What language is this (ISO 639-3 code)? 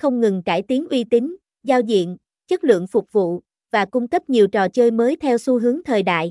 vie